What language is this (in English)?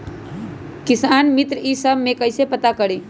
Magahi